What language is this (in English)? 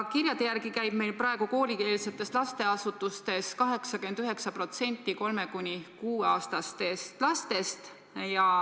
Estonian